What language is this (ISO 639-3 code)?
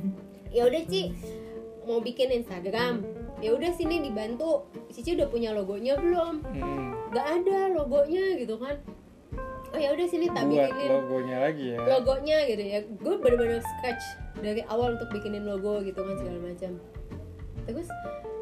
ind